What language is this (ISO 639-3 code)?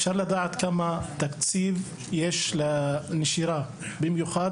heb